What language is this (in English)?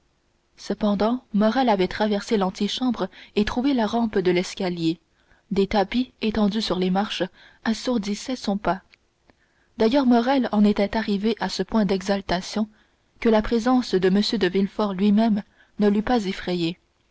French